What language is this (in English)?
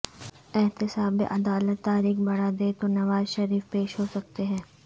Urdu